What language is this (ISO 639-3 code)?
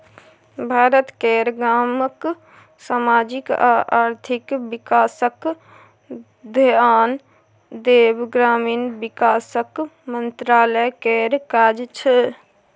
mai